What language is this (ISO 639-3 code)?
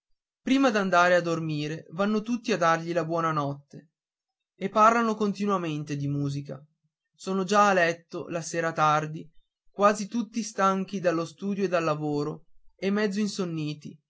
ita